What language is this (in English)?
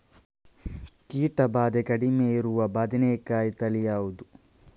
Kannada